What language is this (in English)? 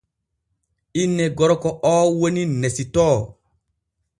Borgu Fulfulde